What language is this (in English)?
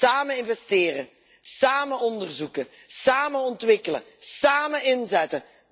Dutch